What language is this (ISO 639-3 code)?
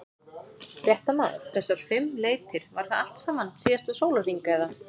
isl